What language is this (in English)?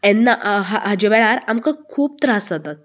Konkani